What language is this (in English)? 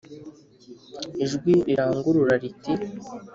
Kinyarwanda